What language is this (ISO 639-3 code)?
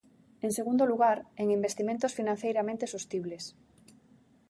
glg